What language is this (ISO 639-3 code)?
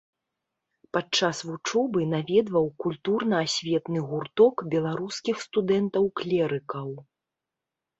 bel